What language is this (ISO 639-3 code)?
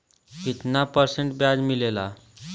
bho